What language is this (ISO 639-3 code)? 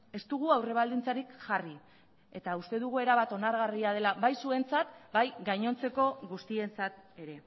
eus